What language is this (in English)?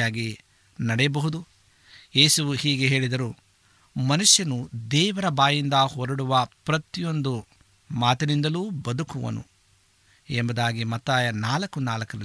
Kannada